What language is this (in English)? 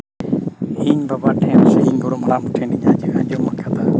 Santali